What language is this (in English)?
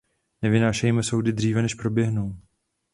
Czech